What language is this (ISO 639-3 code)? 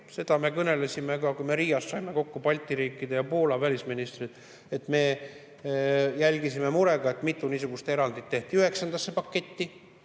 est